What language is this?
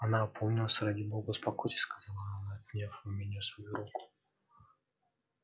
Russian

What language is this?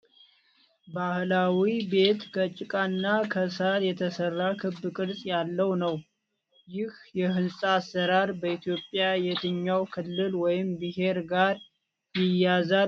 Amharic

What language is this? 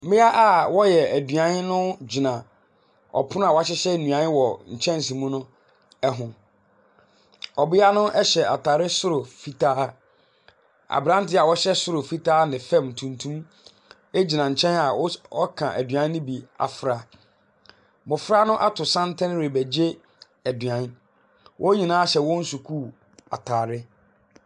Akan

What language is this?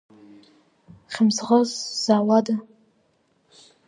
Abkhazian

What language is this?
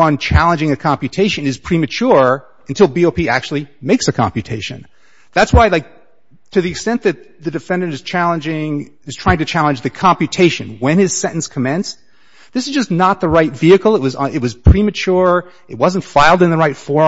English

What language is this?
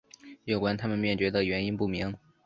Chinese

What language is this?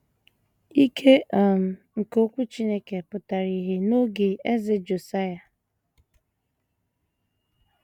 Igbo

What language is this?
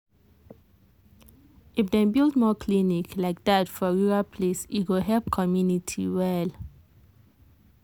Nigerian Pidgin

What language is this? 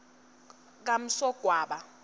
Swati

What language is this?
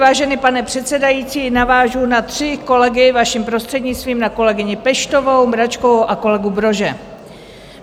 Czech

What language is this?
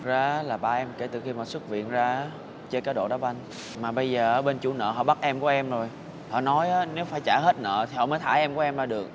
Vietnamese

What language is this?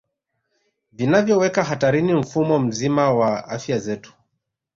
Swahili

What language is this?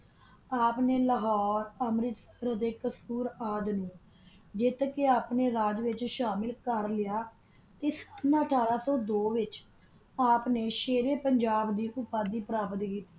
Punjabi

